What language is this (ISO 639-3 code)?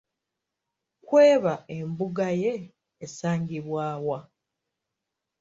lug